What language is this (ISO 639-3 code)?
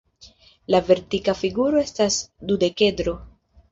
epo